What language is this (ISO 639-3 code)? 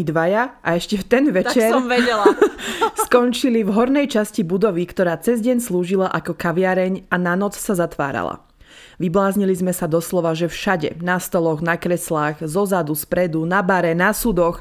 slk